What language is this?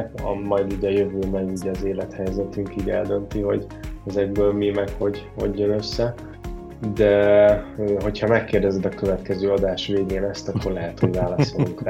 Hungarian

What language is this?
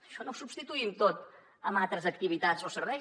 Catalan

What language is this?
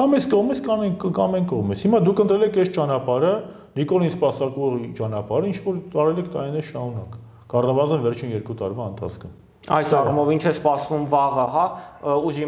Turkish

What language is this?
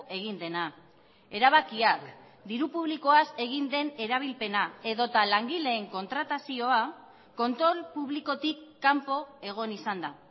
Basque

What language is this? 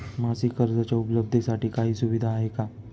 Marathi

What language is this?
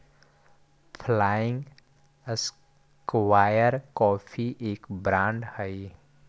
Magahi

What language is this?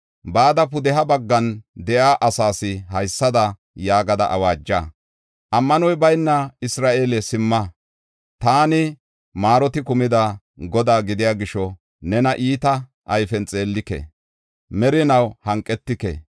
Gofa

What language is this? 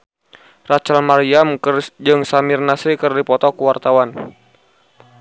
Sundanese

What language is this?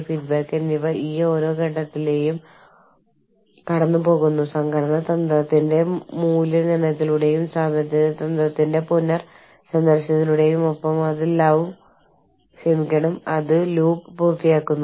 Malayalam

